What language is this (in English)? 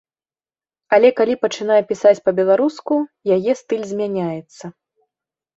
Belarusian